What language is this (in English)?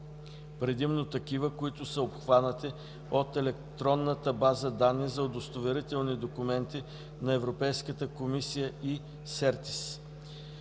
Bulgarian